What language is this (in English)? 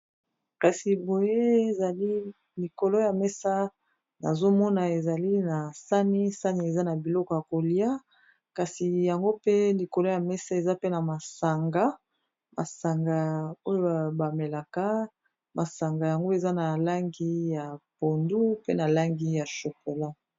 Lingala